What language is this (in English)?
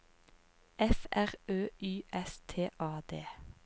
Norwegian